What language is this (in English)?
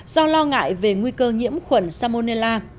Vietnamese